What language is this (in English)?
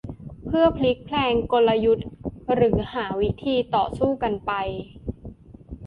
Thai